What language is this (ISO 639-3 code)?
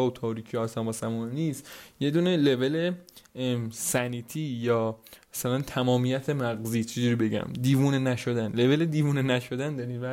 fas